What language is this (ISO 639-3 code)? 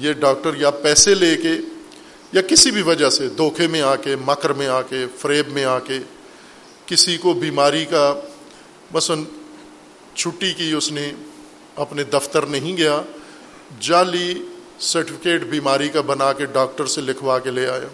urd